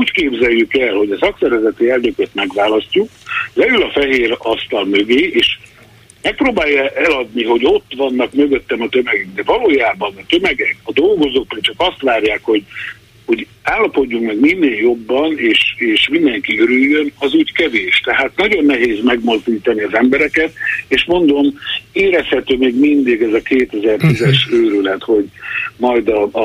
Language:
Hungarian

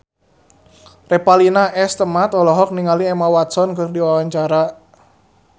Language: Sundanese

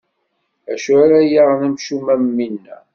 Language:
Kabyle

